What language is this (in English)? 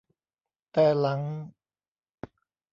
Thai